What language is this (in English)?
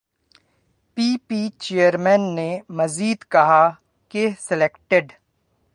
Urdu